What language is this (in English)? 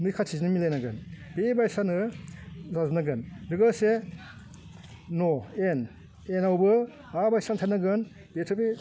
Bodo